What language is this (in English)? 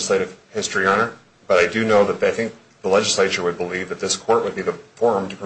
English